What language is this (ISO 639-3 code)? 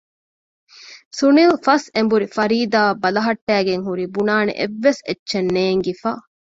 div